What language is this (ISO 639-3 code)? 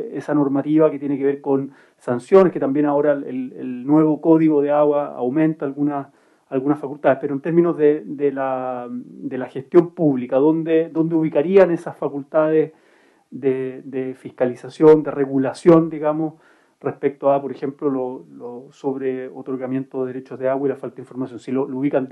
spa